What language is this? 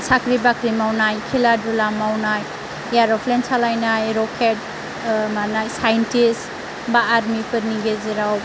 Bodo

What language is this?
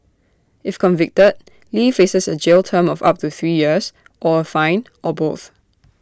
English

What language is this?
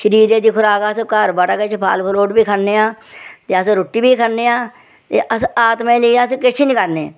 Dogri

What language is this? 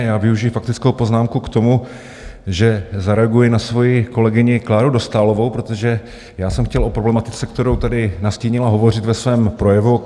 Czech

